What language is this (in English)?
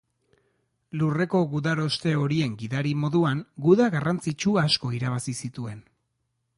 Basque